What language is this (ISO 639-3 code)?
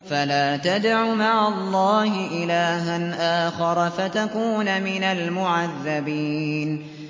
ara